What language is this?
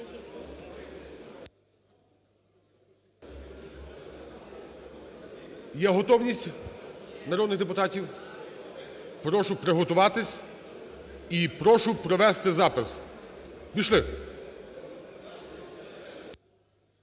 Ukrainian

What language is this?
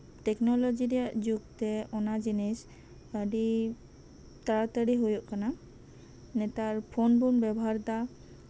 Santali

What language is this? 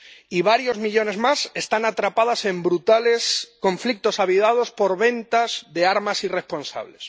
Spanish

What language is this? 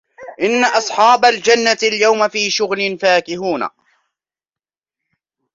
Arabic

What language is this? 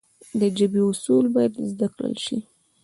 Pashto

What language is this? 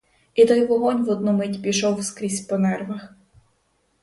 Ukrainian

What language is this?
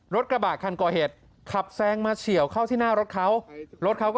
Thai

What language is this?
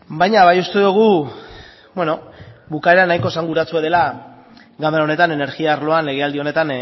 Basque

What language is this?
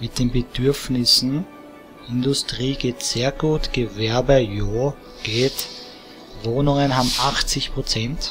German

